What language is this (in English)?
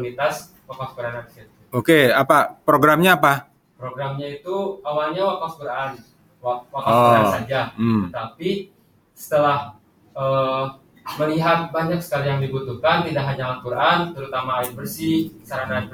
Indonesian